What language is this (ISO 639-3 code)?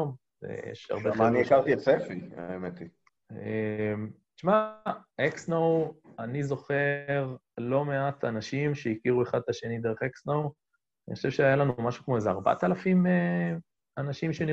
heb